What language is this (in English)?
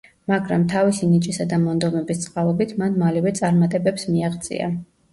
Georgian